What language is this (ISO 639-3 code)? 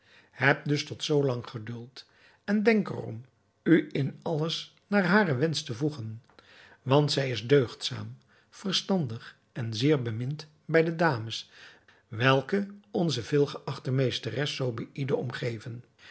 nld